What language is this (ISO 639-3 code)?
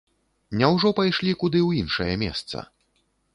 bel